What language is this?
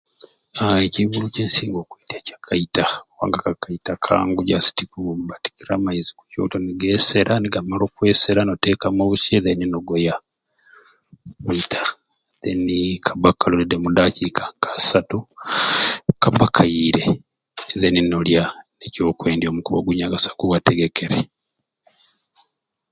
Ruuli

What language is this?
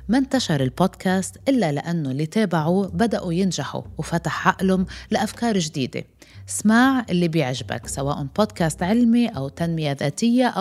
Arabic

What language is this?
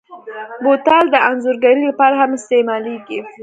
Pashto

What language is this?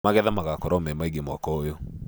Kikuyu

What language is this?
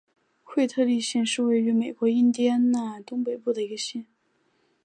Chinese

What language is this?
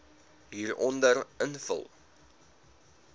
Afrikaans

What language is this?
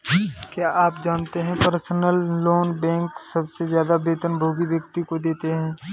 Hindi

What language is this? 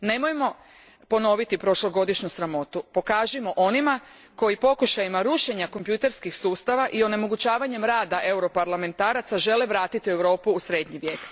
Croatian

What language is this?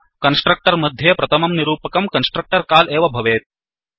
Sanskrit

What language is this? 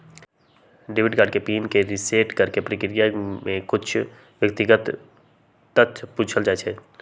Magahi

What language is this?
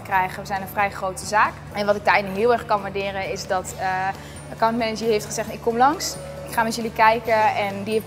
Dutch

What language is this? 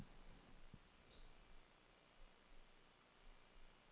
Danish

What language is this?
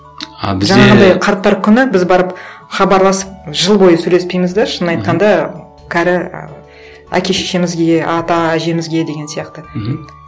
Kazakh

